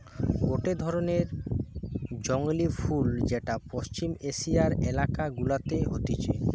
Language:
Bangla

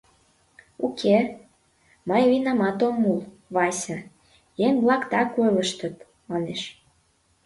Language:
Mari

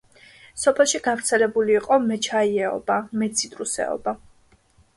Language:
Georgian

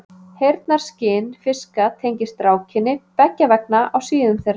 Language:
Icelandic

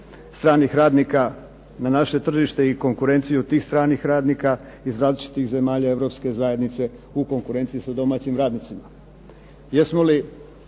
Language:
Croatian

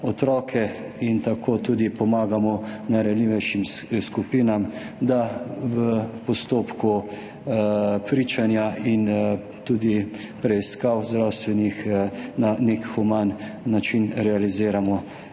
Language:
Slovenian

